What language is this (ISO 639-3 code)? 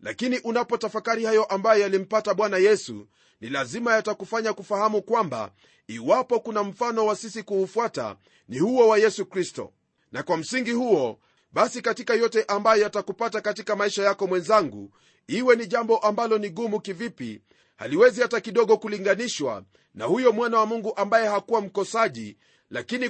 swa